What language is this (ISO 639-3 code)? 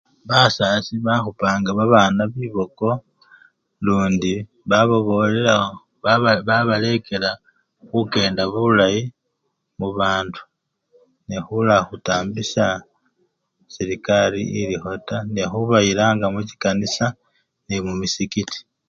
luy